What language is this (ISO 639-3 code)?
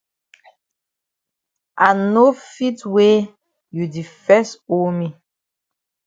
wes